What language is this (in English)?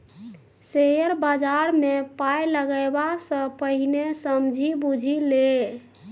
Maithili